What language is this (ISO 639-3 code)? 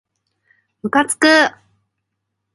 jpn